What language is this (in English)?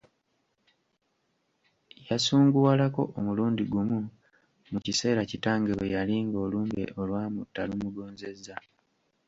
Ganda